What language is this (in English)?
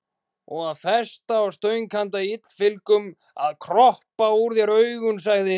Icelandic